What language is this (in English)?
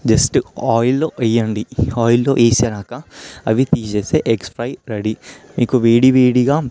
Telugu